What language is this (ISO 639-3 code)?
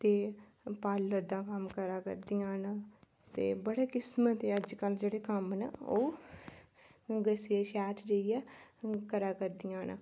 doi